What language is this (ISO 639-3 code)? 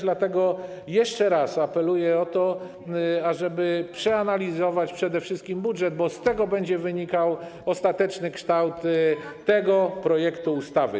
pol